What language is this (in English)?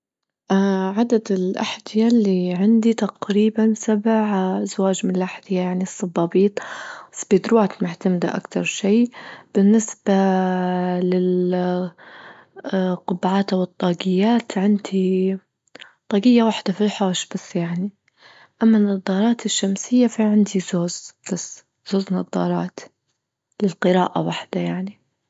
Libyan Arabic